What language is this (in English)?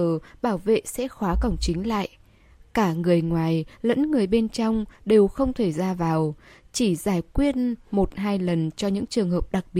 Vietnamese